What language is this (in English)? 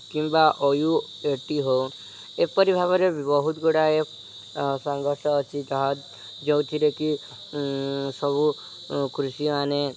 Odia